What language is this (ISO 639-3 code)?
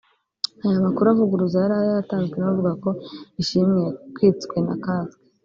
kin